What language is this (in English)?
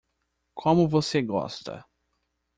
Portuguese